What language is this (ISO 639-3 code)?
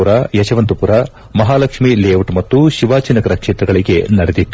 kan